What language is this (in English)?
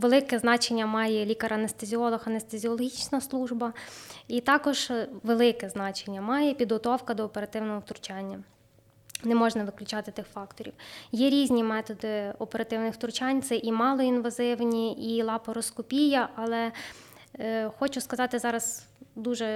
Ukrainian